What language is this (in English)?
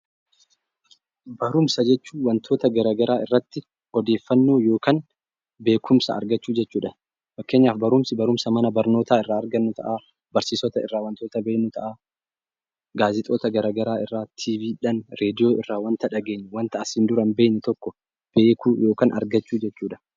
Oromo